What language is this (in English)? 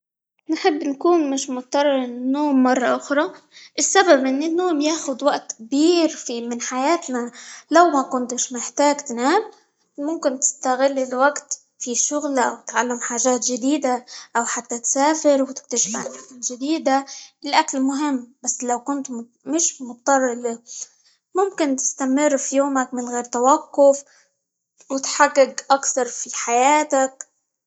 Libyan Arabic